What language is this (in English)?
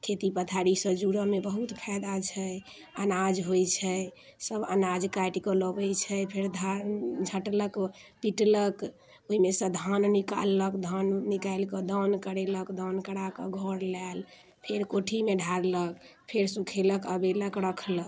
Maithili